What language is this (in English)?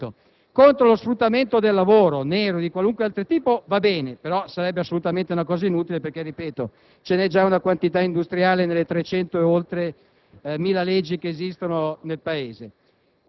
Italian